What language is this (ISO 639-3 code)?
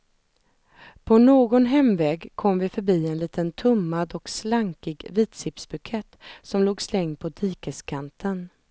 swe